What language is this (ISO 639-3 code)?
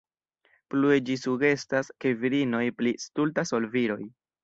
epo